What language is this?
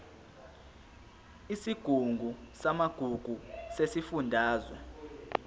Zulu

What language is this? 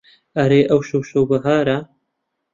Central Kurdish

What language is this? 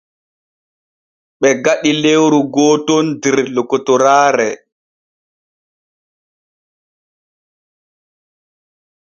Borgu Fulfulde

